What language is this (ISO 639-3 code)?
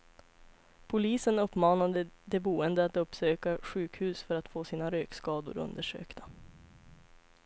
swe